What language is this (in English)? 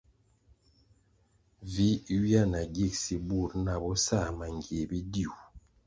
Kwasio